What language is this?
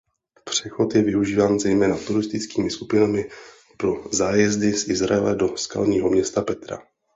Czech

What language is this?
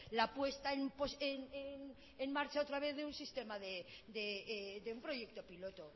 Spanish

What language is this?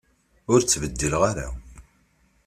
Kabyle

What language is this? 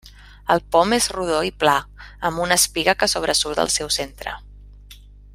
Catalan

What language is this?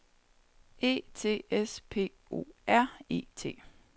Danish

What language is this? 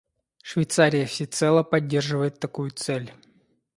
Russian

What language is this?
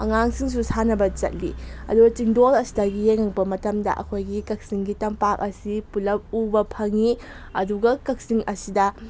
Manipuri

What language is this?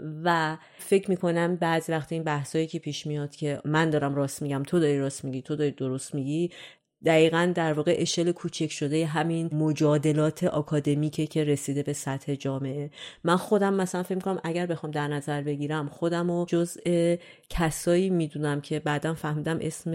Persian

